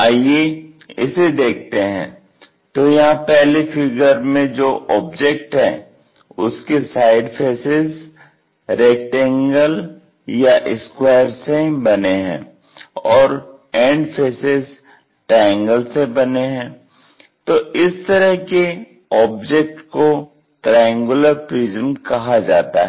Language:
Hindi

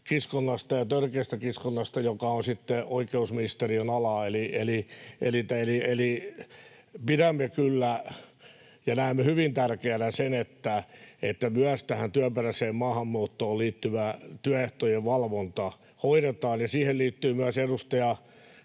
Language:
Finnish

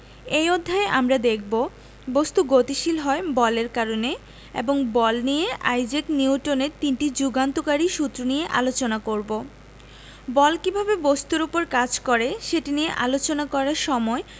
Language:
Bangla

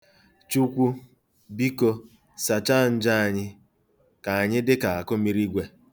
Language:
Igbo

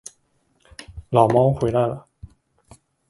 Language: Chinese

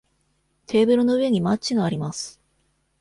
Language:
Japanese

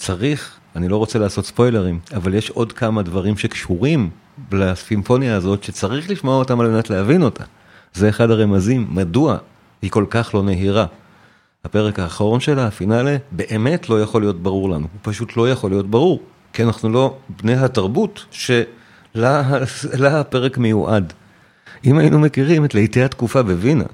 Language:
Hebrew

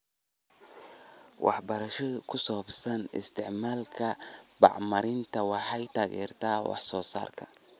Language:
Somali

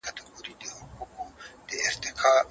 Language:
Pashto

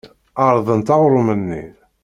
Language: Kabyle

